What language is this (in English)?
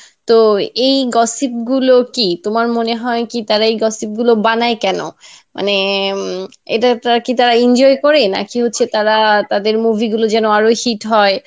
Bangla